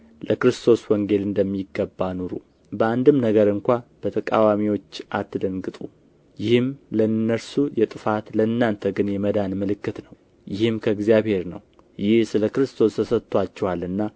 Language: Amharic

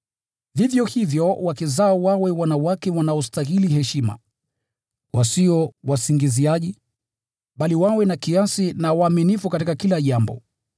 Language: Swahili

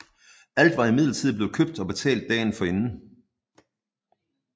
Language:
Danish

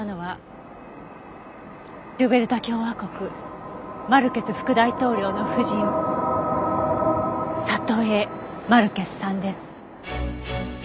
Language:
Japanese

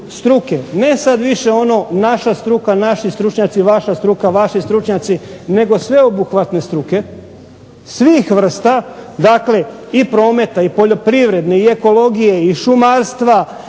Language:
Croatian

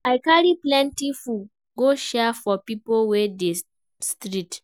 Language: Nigerian Pidgin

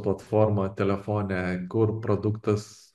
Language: Lithuanian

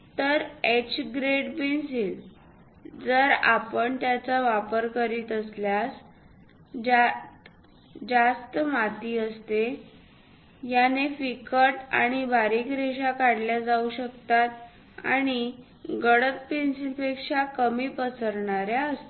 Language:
Marathi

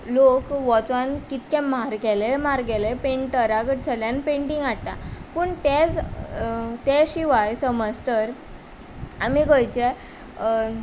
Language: Konkani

